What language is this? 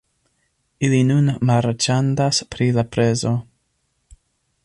Esperanto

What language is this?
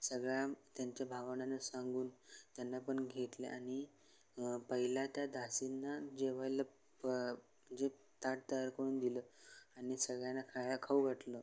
Marathi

